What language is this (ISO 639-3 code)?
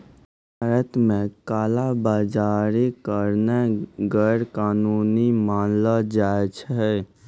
mai